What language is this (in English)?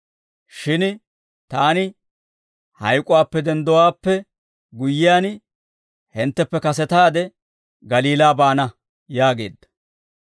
Dawro